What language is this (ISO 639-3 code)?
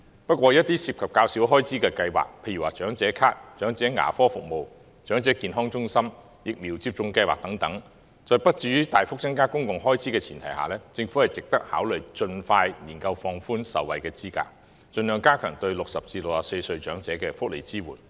yue